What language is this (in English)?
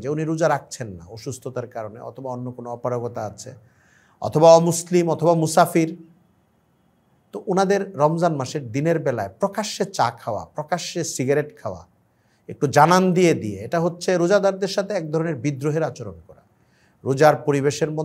Arabic